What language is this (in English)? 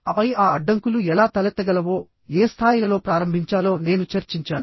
Telugu